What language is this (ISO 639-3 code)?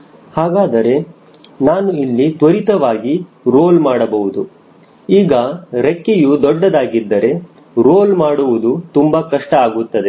kan